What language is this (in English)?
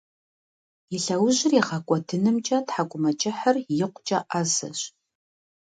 Kabardian